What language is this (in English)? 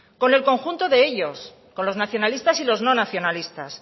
Spanish